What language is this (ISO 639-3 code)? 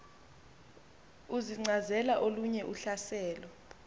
xho